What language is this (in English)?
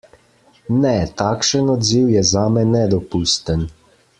Slovenian